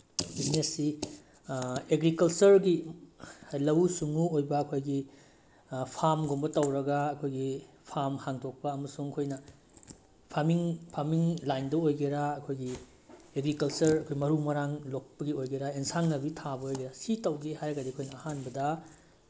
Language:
Manipuri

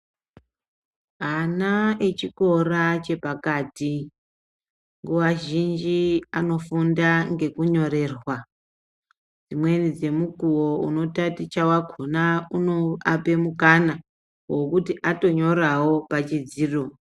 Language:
Ndau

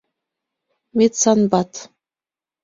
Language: Mari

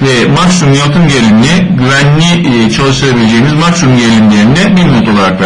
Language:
Turkish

